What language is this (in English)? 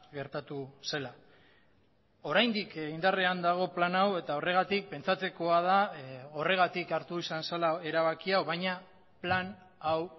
Basque